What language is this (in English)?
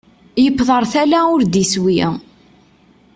Kabyle